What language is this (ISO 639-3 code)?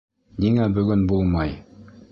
bak